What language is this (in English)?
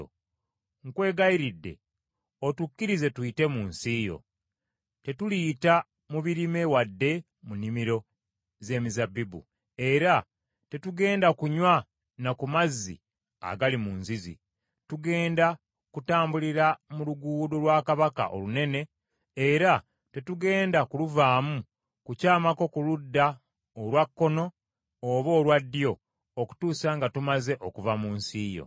Ganda